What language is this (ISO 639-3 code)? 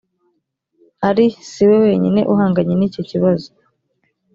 kin